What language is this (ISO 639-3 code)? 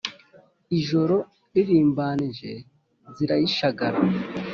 kin